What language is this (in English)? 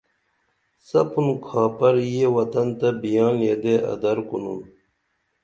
Dameli